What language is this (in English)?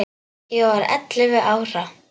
Icelandic